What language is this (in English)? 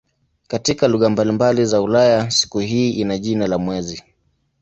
Swahili